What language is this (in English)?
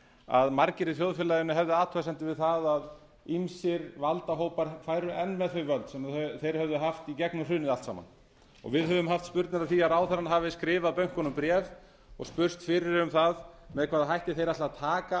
Icelandic